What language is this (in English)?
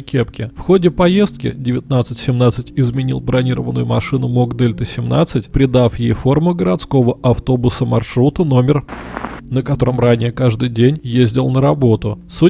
Russian